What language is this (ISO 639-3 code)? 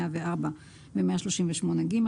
heb